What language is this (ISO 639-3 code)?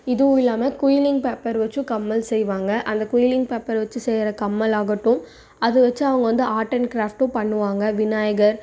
tam